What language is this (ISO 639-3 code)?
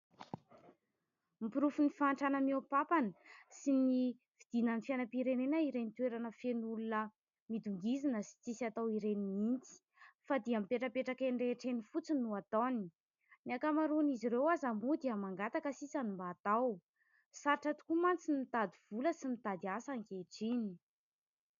mlg